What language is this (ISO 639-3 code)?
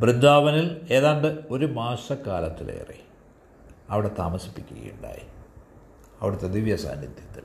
mal